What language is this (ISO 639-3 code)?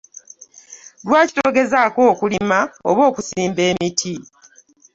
lug